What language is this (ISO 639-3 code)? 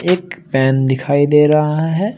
hin